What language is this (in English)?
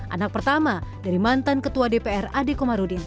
Indonesian